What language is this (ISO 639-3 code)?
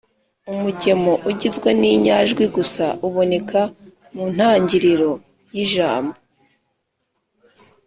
kin